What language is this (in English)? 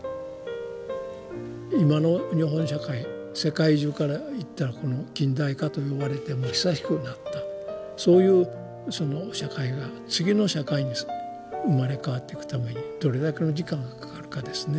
Japanese